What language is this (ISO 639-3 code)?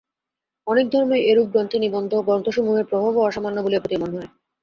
ben